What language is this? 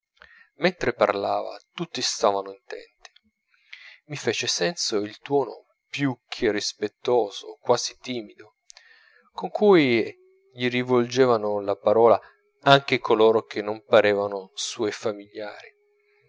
Italian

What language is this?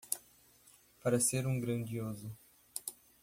Portuguese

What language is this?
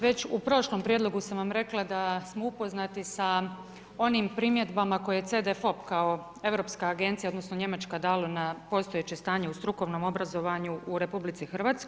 Croatian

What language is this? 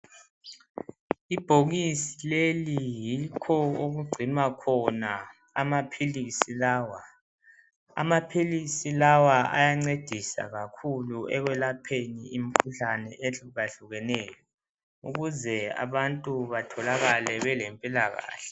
North Ndebele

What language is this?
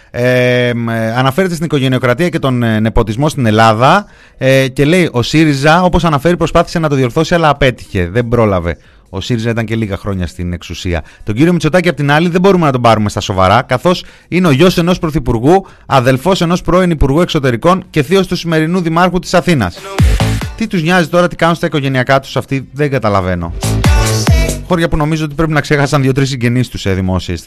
Greek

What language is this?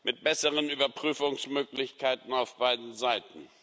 German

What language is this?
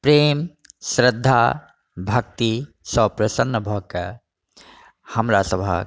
Maithili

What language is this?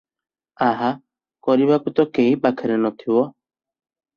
Odia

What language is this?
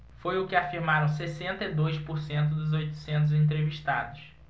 Portuguese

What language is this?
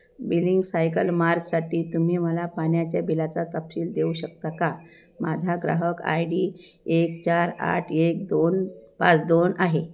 Marathi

